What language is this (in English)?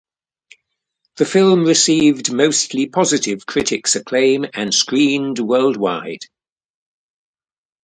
English